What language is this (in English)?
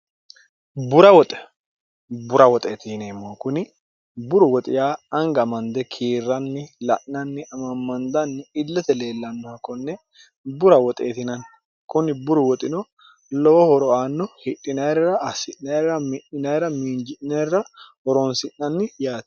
Sidamo